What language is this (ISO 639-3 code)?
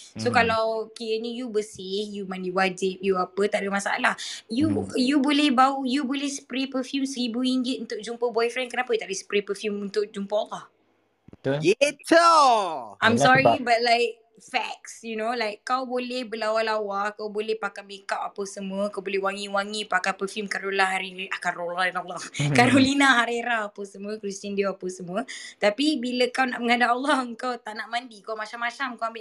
msa